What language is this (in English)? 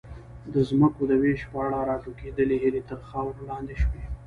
Pashto